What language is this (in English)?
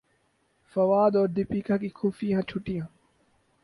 Urdu